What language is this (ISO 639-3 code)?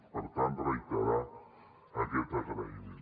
cat